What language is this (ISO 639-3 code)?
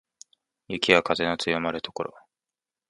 jpn